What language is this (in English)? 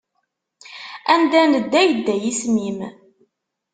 Kabyle